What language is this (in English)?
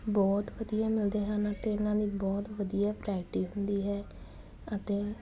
Punjabi